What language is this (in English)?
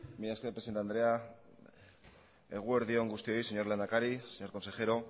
Basque